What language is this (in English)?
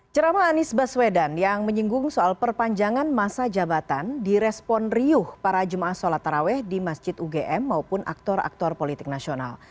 Indonesian